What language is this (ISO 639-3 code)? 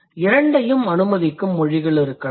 tam